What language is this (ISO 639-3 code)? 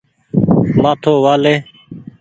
gig